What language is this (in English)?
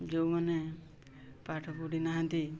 Odia